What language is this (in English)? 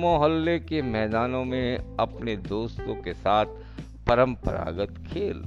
Hindi